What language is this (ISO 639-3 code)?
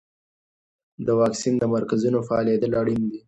pus